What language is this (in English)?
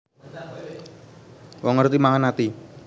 Javanese